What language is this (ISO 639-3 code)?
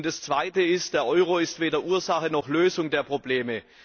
deu